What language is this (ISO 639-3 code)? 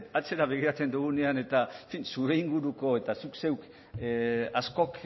eus